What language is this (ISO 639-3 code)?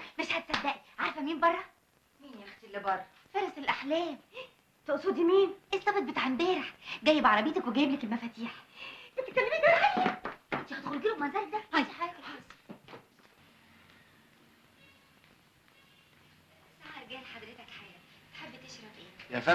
ara